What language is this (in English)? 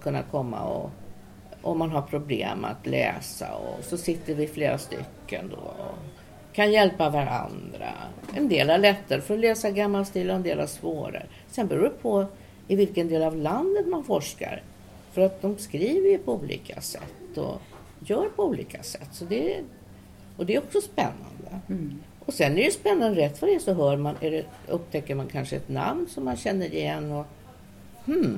Swedish